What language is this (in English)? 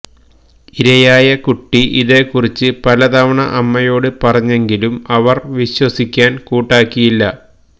Malayalam